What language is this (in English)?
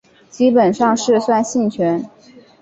Chinese